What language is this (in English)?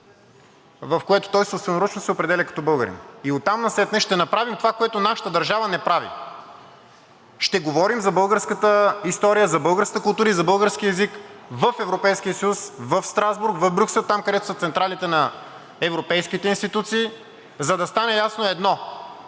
Bulgarian